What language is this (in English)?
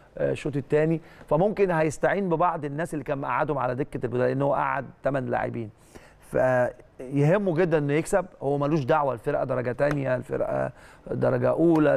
Arabic